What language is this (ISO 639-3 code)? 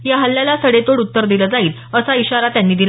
mar